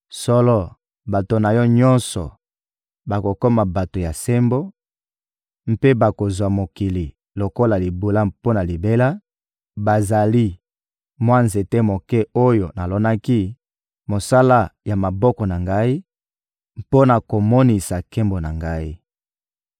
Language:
Lingala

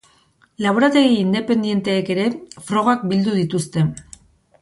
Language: Basque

